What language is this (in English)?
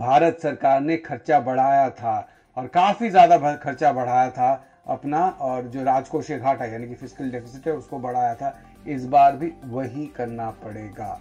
Hindi